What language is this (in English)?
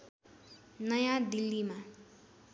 Nepali